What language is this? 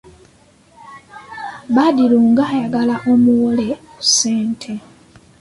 Ganda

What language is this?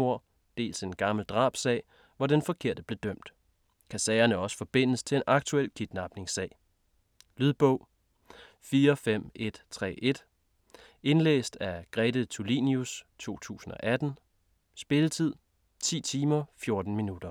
Danish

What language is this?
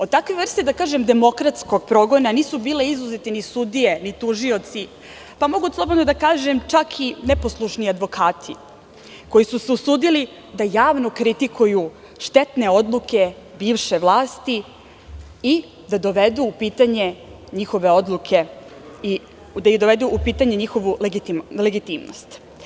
Serbian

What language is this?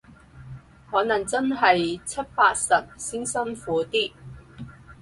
Cantonese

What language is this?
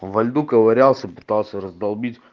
Russian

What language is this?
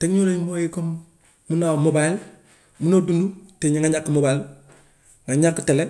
Gambian Wolof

